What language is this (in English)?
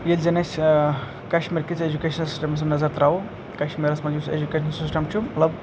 Kashmiri